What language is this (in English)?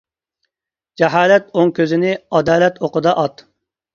Uyghur